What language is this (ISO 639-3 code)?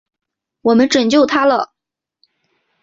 zho